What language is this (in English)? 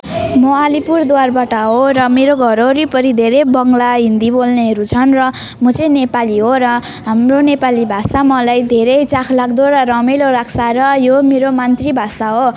Nepali